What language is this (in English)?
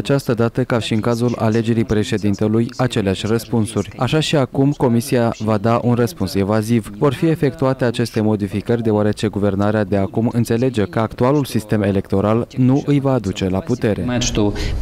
Romanian